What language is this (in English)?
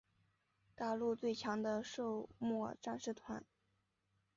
Chinese